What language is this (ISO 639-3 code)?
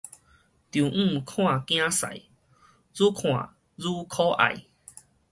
nan